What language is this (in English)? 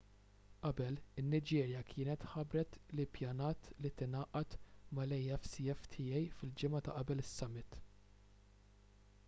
Maltese